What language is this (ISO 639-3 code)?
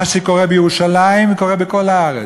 heb